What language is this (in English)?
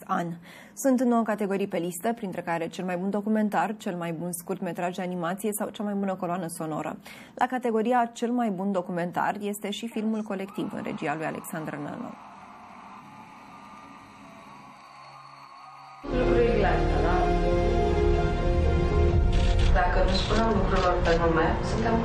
Romanian